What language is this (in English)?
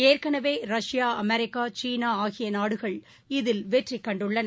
Tamil